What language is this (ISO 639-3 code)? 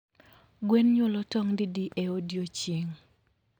luo